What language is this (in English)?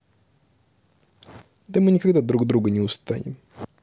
Russian